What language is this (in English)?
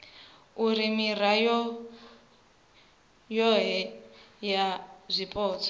Venda